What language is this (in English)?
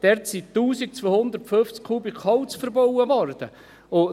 Swiss German